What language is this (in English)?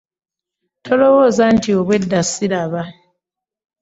Ganda